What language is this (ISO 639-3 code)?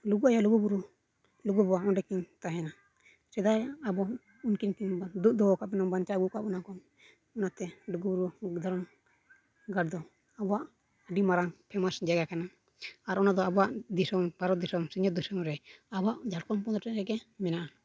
sat